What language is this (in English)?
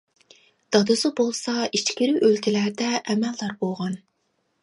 Uyghur